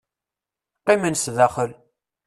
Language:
Kabyle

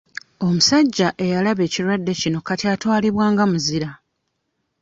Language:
Ganda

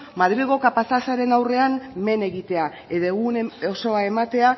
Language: Basque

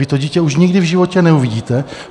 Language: Czech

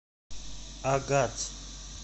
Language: Russian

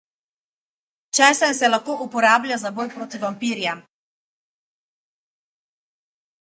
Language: Slovenian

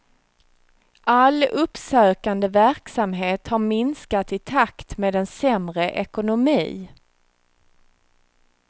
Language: Swedish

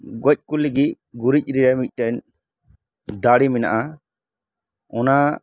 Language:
Santali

